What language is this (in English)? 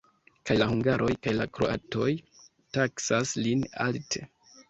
Esperanto